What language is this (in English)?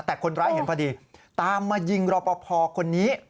Thai